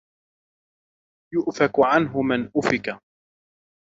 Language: Arabic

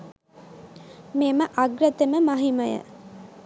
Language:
Sinhala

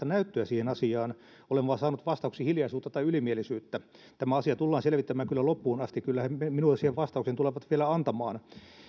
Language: Finnish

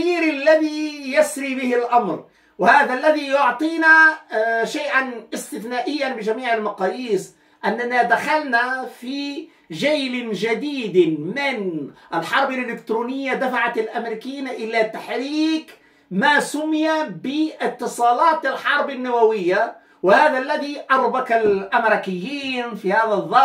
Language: Arabic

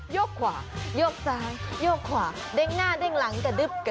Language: Thai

